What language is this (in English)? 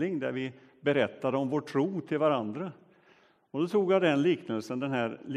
Swedish